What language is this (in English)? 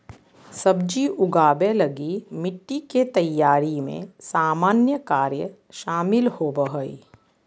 Magahi